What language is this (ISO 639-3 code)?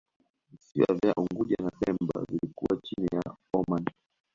swa